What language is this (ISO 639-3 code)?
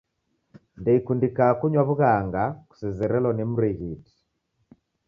dav